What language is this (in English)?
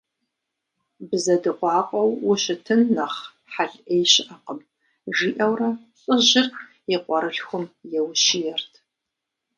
Kabardian